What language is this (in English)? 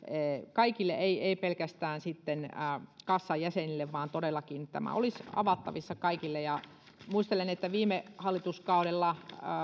Finnish